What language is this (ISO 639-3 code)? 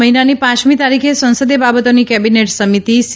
guj